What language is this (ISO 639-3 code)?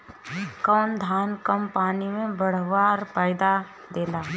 bho